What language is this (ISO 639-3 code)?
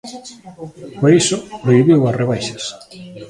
glg